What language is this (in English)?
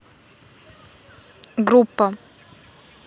Russian